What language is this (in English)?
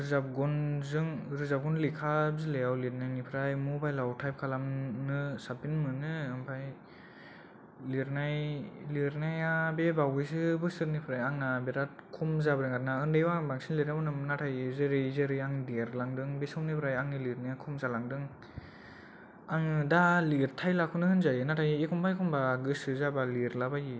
Bodo